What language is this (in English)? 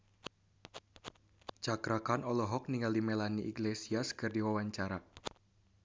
Sundanese